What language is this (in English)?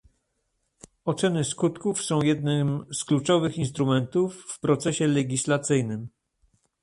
Polish